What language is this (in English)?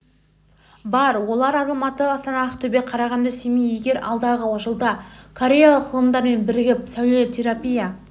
Kazakh